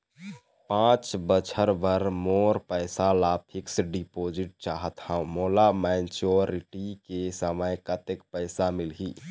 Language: Chhattisgarhi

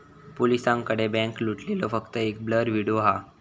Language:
Marathi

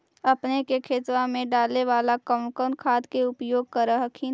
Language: Magahi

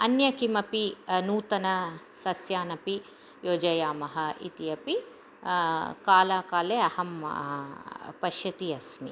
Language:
Sanskrit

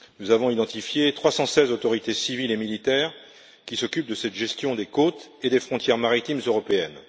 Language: French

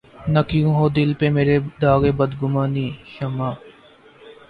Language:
Urdu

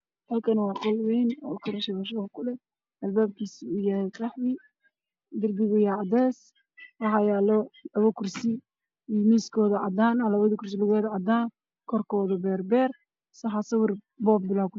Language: Somali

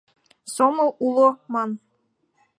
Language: Mari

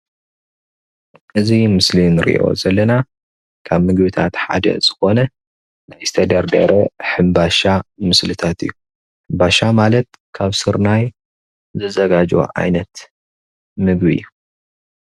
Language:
Tigrinya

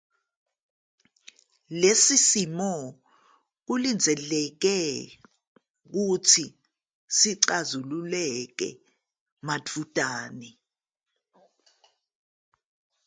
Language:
Zulu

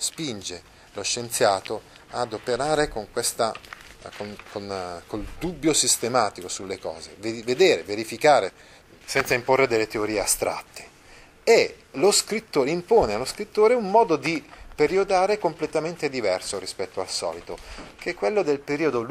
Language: Italian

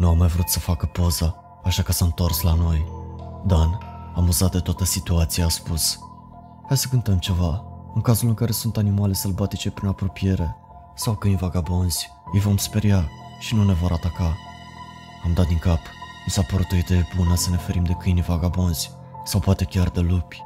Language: Romanian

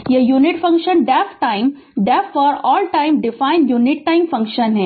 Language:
Hindi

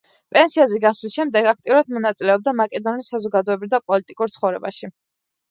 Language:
Georgian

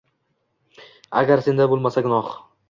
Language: Uzbek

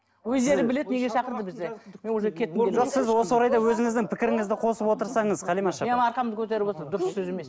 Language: Kazakh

